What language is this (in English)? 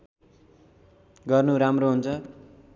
Nepali